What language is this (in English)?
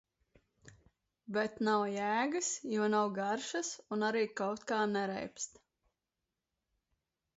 Latvian